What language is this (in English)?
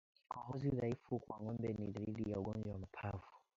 Swahili